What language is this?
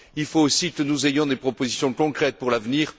French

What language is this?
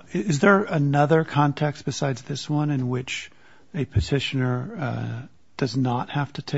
English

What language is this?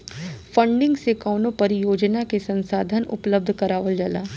Bhojpuri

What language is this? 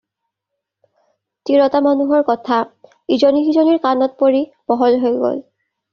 Assamese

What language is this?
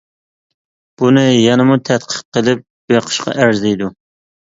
Uyghur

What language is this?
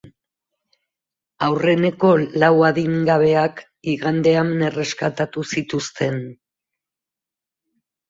Basque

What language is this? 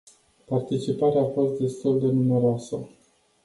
Romanian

